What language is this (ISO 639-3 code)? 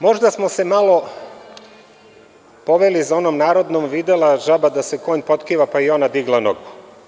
srp